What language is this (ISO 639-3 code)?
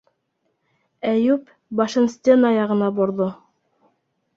bak